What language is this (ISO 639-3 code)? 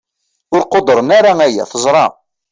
kab